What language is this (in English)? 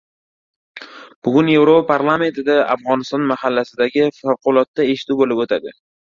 Uzbek